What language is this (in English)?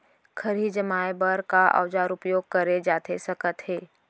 Chhattisgarhi